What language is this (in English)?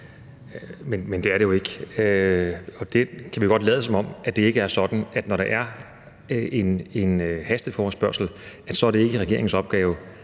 Danish